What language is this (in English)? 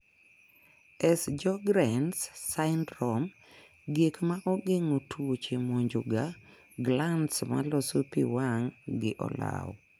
Luo (Kenya and Tanzania)